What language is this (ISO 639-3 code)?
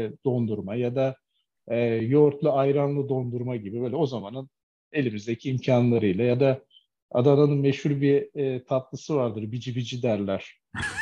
tur